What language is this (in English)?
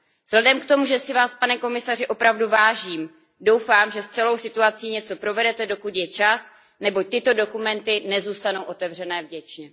Czech